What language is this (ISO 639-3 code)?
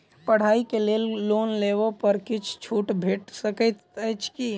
mai